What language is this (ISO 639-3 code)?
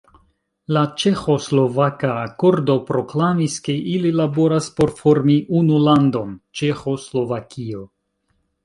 epo